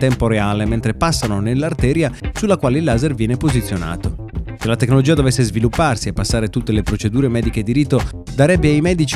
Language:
Italian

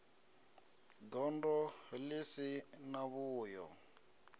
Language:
Venda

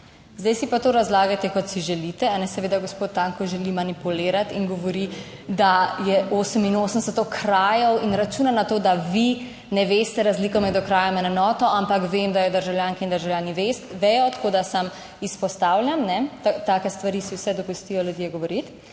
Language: Slovenian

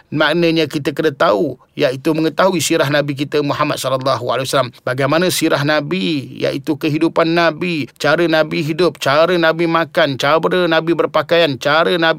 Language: Malay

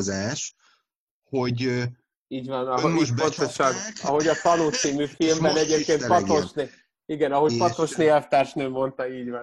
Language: Hungarian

